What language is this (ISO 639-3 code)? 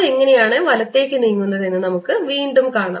mal